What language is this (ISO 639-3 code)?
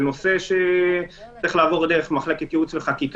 heb